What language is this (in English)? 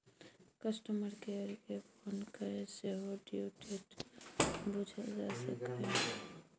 Maithili